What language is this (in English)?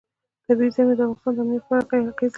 Pashto